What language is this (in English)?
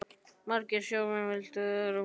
Icelandic